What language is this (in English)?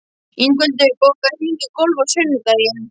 Icelandic